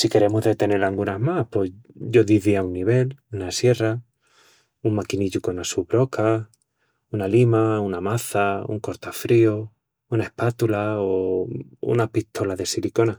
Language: Extremaduran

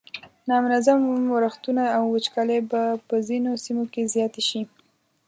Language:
Pashto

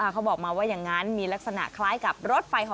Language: Thai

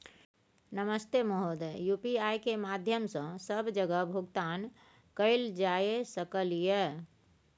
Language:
Maithili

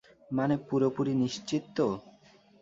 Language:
Bangla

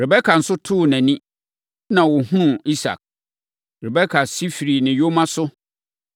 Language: Akan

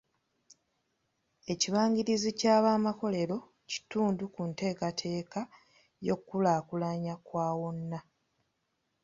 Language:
Ganda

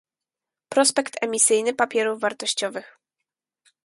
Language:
Polish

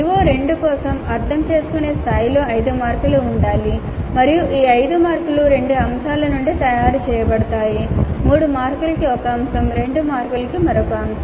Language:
Telugu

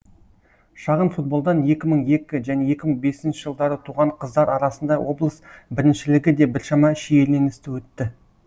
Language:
Kazakh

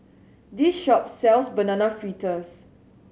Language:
English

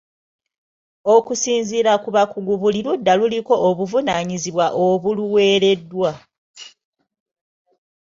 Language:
Ganda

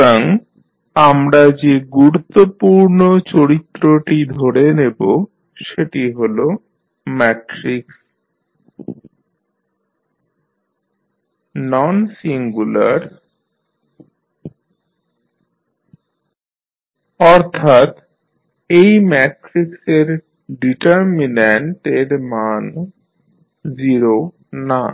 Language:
Bangla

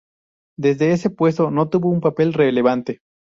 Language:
Spanish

